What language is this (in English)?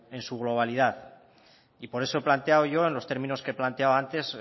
Spanish